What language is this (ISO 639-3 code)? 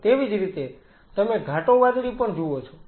guj